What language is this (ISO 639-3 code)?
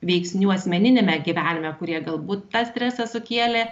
lit